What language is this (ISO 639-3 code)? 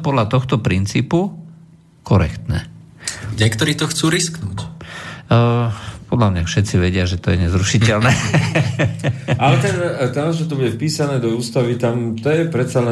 slk